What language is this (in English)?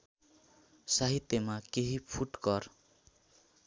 Nepali